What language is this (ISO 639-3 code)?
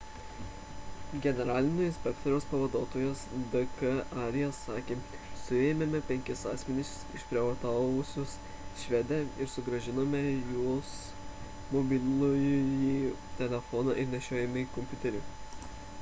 lit